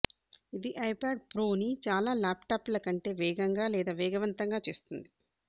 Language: Telugu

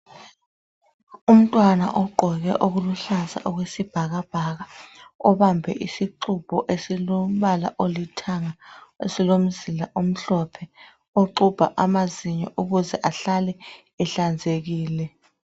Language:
North Ndebele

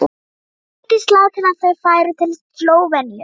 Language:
Icelandic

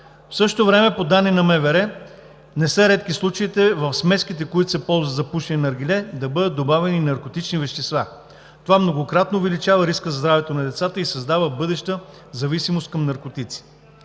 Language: Bulgarian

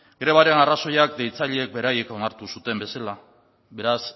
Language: Basque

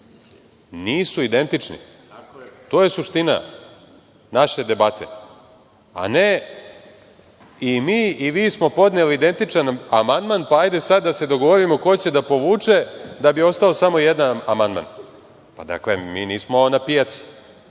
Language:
Serbian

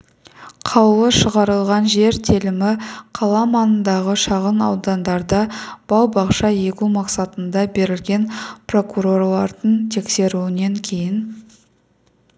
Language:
Kazakh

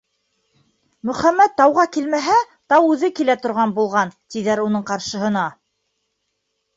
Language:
Bashkir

